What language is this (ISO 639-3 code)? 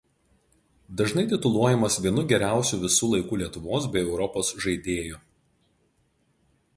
lit